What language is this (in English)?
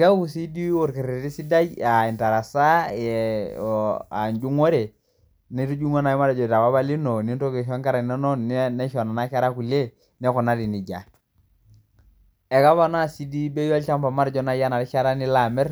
Masai